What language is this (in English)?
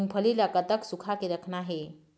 Chhattisgarhi